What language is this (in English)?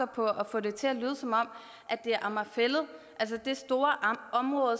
Danish